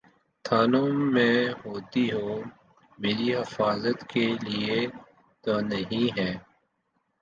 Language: Urdu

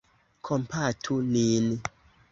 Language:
Esperanto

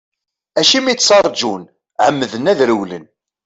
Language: Kabyle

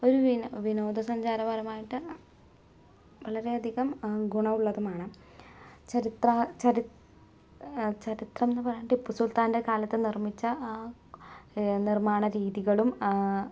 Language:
Malayalam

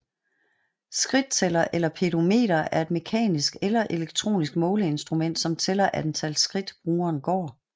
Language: Danish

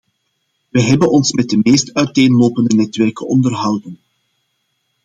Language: Dutch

